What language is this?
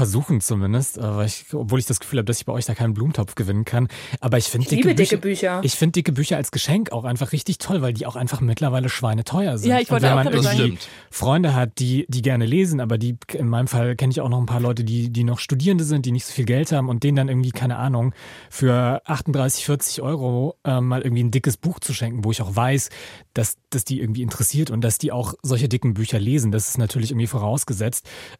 German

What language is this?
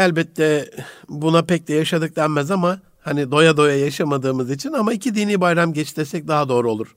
Turkish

